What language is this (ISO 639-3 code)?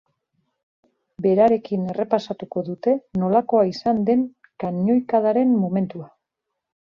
eus